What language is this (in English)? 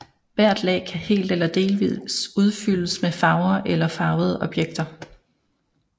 Danish